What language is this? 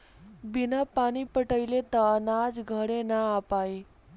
Bhojpuri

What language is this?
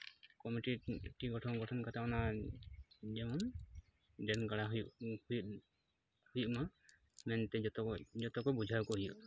Santali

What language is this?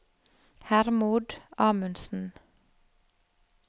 Norwegian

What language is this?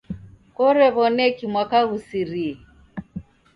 Taita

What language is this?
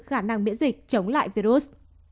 Vietnamese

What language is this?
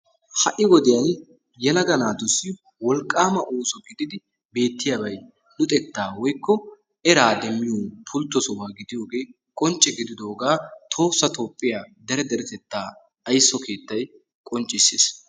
Wolaytta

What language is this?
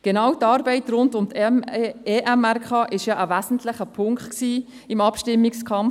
Swiss German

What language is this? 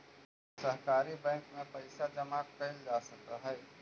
Magahi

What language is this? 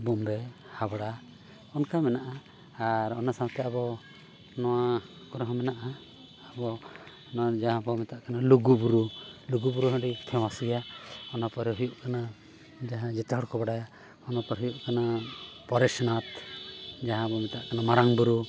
Santali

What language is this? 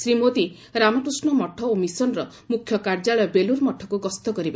Odia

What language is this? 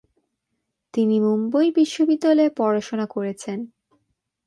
Bangla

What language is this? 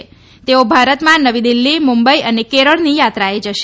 Gujarati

